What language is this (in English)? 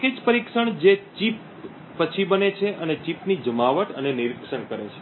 Gujarati